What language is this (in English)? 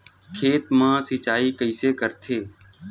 Chhattisgarhi